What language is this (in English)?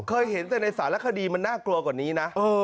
Thai